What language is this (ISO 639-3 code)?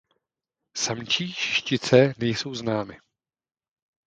ces